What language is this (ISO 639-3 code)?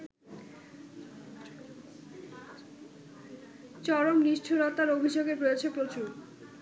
ben